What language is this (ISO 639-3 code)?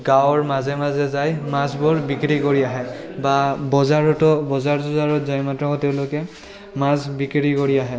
asm